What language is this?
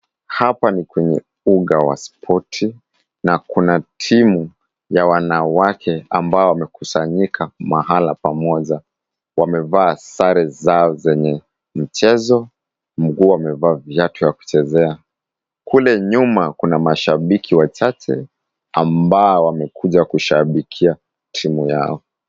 Swahili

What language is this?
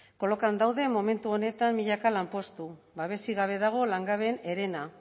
Basque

